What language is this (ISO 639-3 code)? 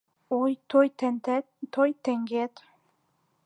chm